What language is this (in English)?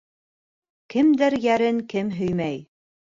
Bashkir